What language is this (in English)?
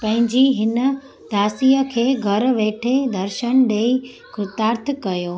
Sindhi